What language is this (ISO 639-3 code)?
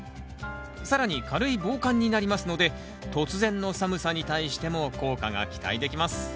jpn